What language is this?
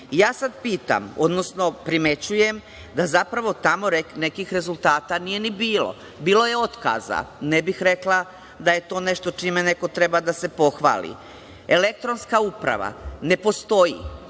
Serbian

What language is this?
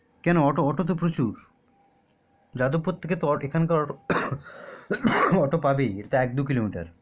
Bangla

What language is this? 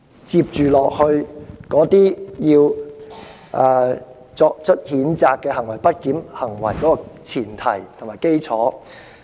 Cantonese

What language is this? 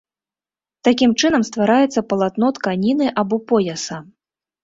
Belarusian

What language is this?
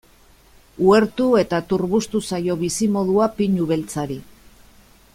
Basque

